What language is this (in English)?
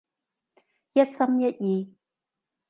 Cantonese